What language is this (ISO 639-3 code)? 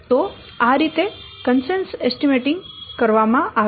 guj